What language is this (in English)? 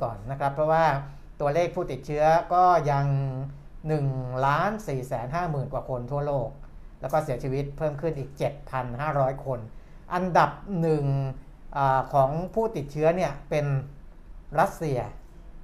Thai